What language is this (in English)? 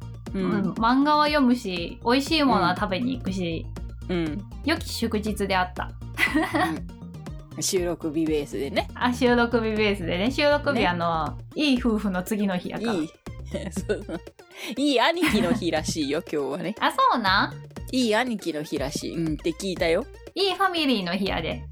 Japanese